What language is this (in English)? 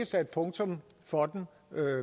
Danish